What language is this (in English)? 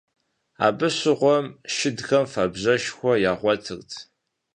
Kabardian